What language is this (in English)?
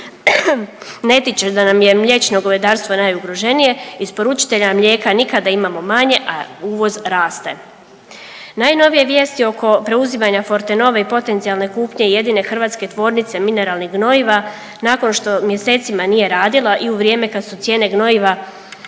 Croatian